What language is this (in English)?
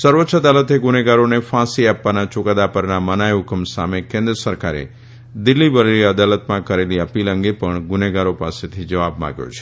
Gujarati